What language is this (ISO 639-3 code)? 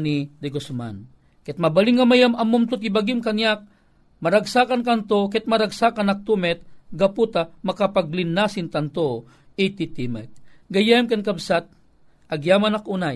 fil